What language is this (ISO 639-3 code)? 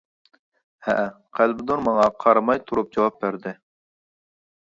uig